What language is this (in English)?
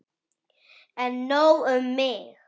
Icelandic